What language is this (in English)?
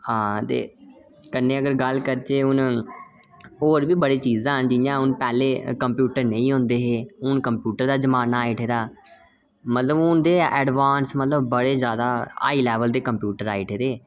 Dogri